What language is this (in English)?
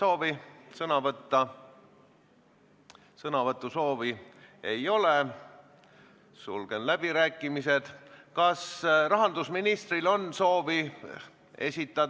Estonian